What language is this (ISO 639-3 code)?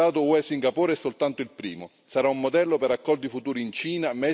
ita